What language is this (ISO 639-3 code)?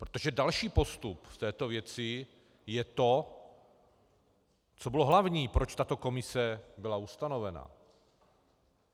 ces